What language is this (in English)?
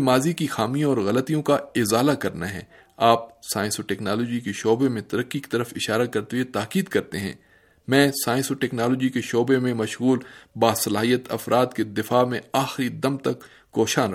Urdu